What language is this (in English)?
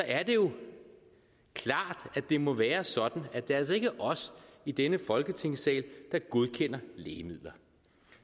Danish